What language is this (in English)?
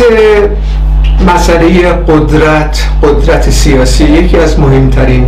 Persian